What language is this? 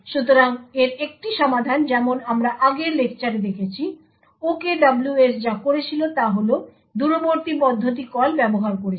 Bangla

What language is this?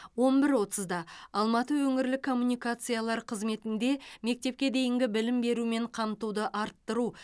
Kazakh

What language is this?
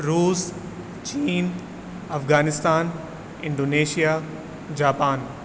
Urdu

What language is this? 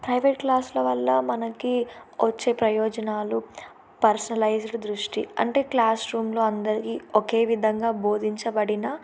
Telugu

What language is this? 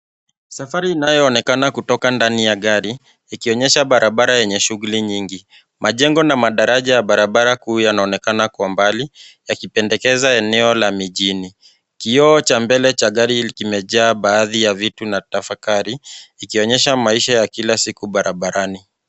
Swahili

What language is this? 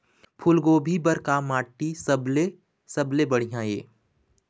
Chhattisgarhi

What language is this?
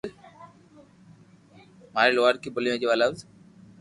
Loarki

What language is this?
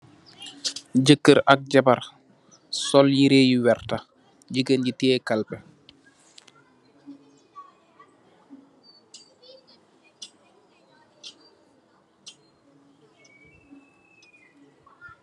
Wolof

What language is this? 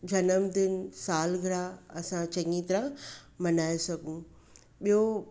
Sindhi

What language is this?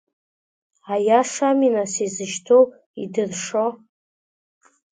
Abkhazian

